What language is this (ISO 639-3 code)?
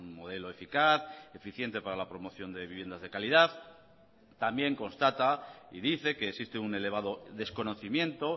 spa